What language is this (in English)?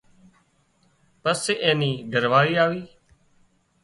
Wadiyara Koli